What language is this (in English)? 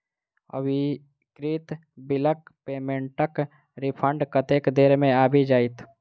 Maithili